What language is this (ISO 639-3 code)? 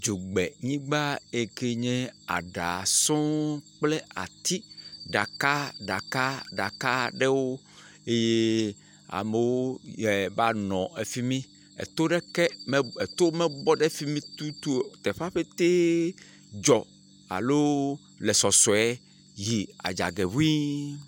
ewe